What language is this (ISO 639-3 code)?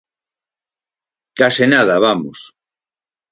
glg